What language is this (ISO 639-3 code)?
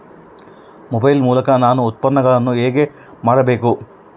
kan